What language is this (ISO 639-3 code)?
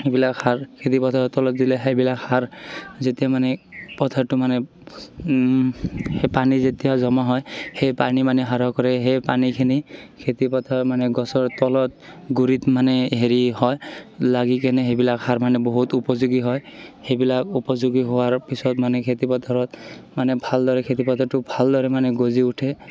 asm